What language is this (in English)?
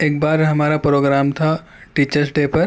Urdu